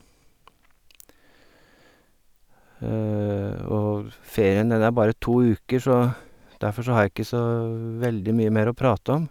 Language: Norwegian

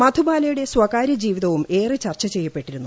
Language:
Malayalam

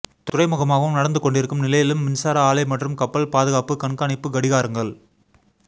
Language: Tamil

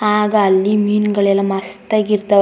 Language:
Kannada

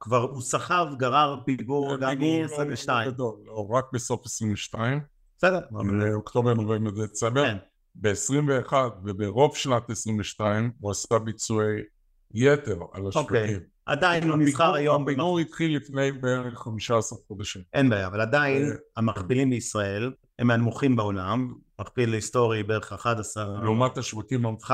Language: Hebrew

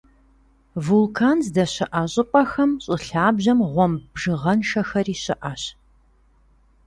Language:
Kabardian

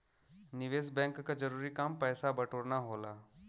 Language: Bhojpuri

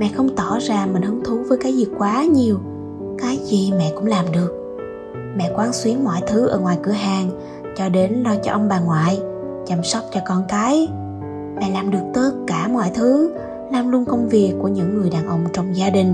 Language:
Vietnamese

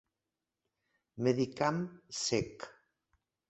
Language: Catalan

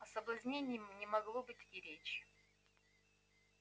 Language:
Russian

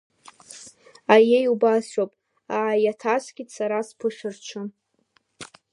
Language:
Abkhazian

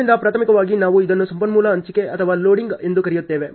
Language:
Kannada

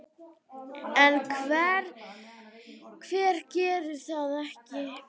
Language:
Icelandic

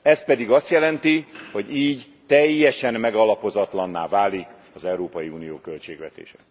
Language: Hungarian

